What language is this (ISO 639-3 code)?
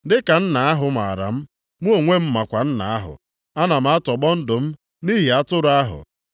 ibo